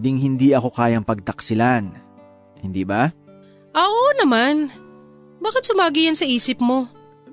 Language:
Filipino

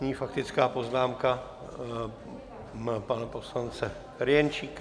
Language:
Czech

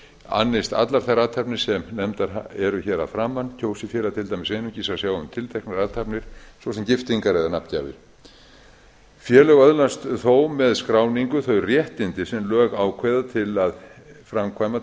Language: Icelandic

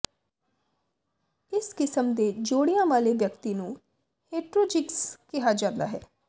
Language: Punjabi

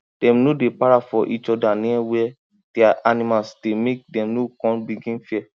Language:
Nigerian Pidgin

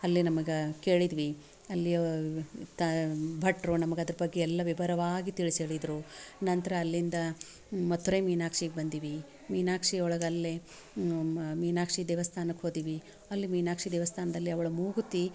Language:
Kannada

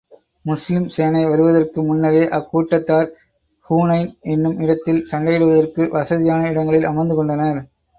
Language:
Tamil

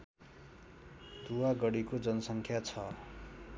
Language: Nepali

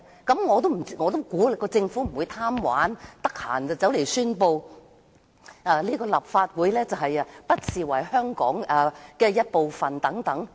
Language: Cantonese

